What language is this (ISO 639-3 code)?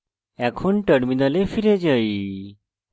ben